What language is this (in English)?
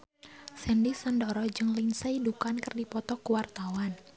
Sundanese